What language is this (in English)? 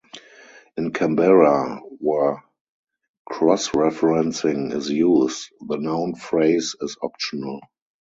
English